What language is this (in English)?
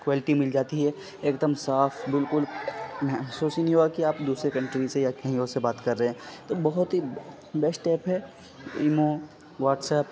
Urdu